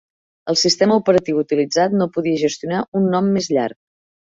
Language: Catalan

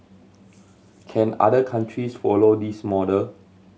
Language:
English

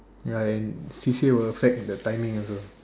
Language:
English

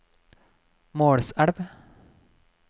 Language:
Norwegian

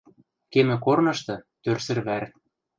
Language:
Western Mari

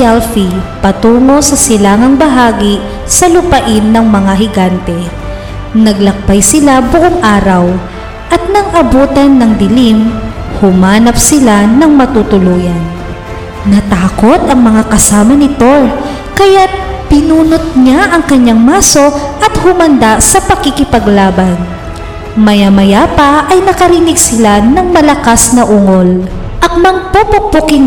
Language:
Filipino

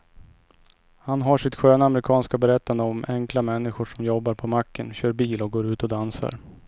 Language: Swedish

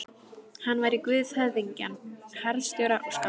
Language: Icelandic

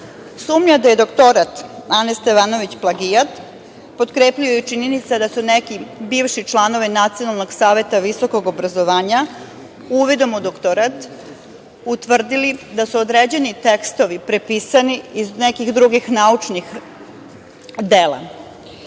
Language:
Serbian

